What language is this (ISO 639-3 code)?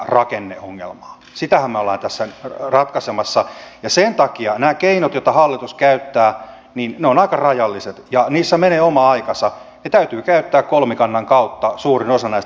fin